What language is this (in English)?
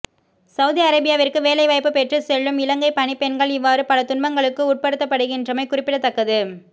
Tamil